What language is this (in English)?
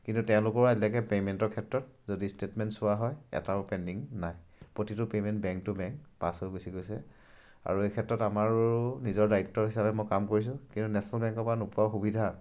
Assamese